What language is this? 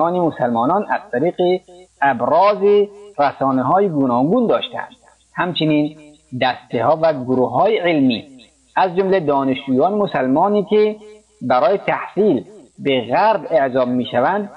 Persian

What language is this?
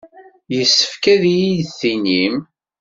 Kabyle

